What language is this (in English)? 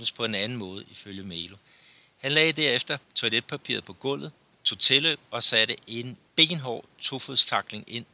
Danish